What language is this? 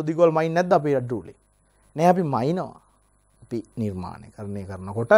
Hindi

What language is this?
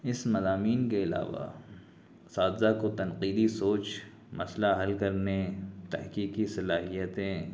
Urdu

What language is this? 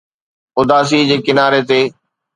Sindhi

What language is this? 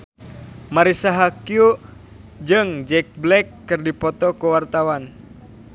Sundanese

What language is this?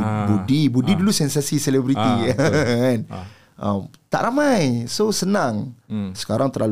Malay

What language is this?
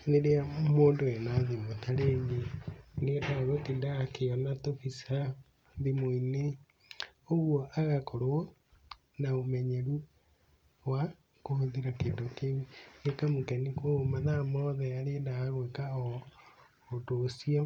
Kikuyu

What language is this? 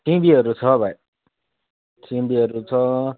Nepali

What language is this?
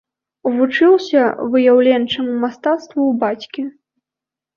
Belarusian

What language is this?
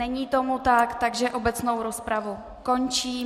Czech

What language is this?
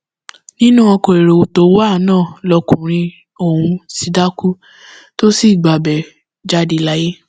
Yoruba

